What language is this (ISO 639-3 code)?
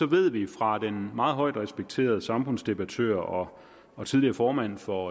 dan